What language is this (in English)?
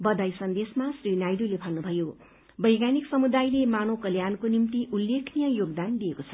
Nepali